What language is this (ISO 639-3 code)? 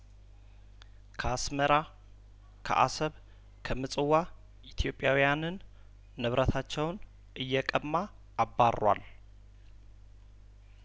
amh